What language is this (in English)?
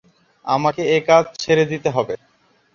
Bangla